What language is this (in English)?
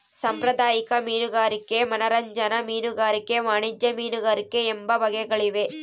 Kannada